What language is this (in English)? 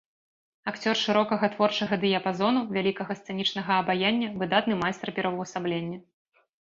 Belarusian